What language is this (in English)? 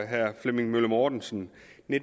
Danish